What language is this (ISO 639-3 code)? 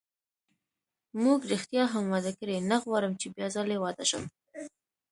pus